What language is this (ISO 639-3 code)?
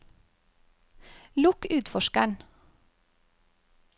nor